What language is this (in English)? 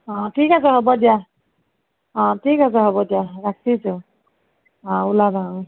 Assamese